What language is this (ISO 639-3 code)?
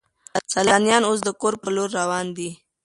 pus